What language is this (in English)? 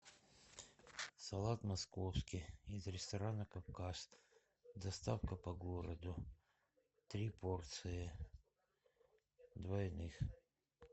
Russian